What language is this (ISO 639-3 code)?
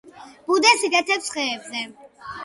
kat